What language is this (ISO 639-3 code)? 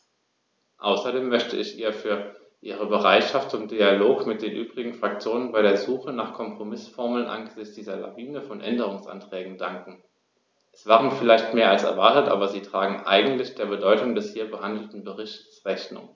deu